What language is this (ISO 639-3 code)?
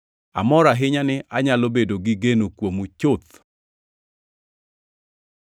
luo